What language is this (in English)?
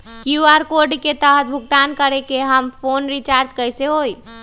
Magahi